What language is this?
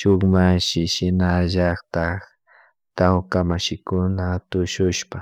Chimborazo Highland Quichua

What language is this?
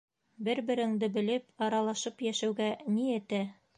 Bashkir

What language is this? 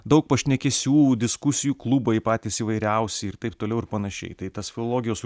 Lithuanian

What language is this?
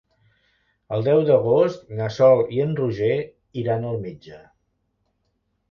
Catalan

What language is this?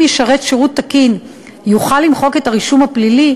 Hebrew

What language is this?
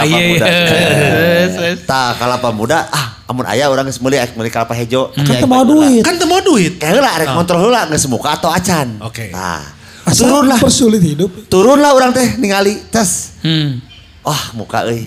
Indonesian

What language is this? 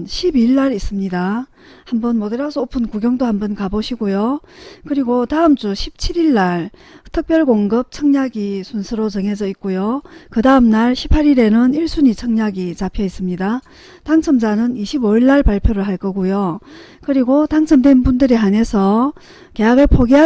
Korean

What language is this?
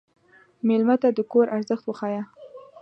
Pashto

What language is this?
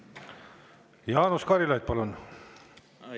Estonian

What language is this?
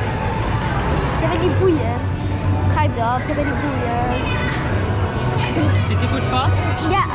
Dutch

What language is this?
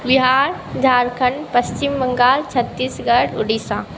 Maithili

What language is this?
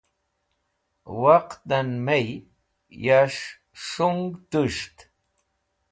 Wakhi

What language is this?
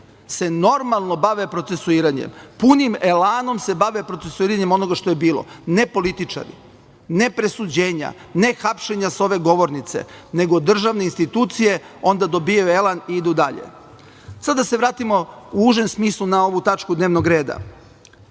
Serbian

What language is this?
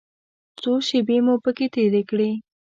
Pashto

